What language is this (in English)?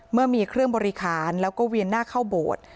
Thai